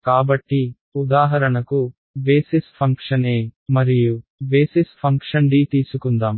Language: Telugu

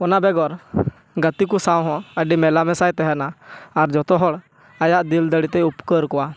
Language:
Santali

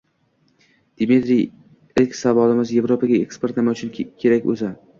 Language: Uzbek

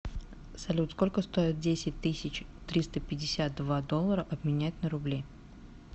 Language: Russian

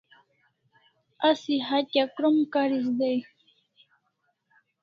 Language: Kalasha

